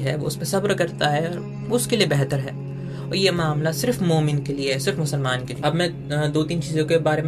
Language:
Hindi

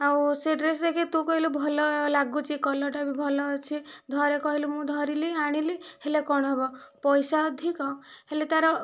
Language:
Odia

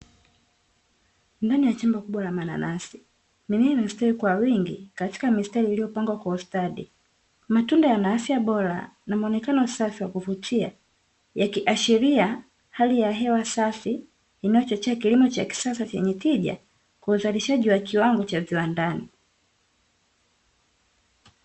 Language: Swahili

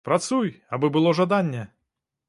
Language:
Belarusian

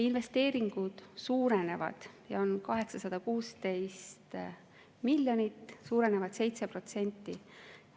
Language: Estonian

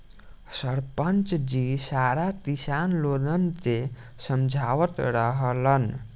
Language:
Bhojpuri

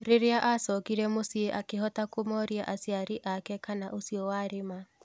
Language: Kikuyu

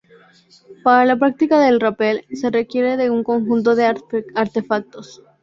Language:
Spanish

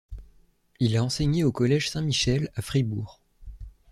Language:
French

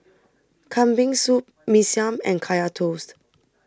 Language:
English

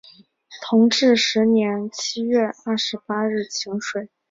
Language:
Chinese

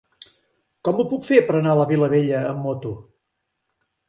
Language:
Catalan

